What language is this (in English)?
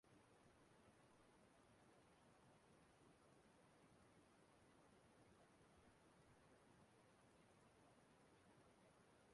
Igbo